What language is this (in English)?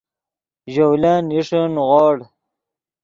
Yidgha